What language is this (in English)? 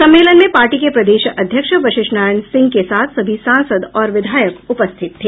Hindi